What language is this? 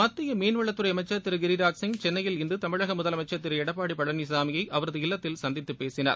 Tamil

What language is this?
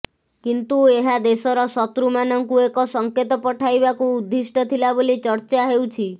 Odia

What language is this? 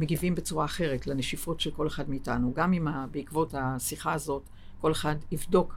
Hebrew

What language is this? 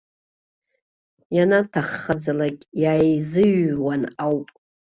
Abkhazian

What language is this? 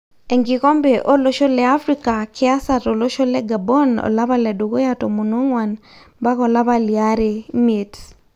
Masai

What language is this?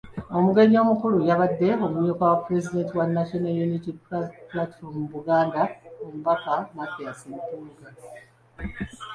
Ganda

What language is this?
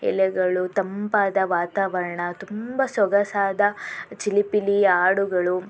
Kannada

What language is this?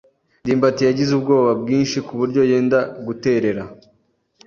Kinyarwanda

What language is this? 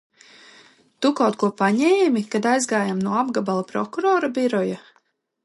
Latvian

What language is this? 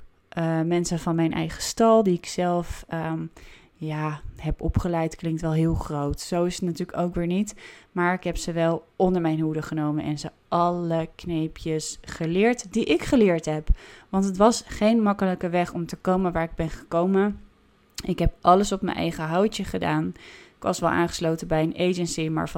Dutch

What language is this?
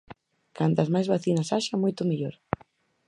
Galician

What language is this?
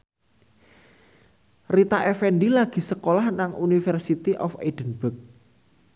Javanese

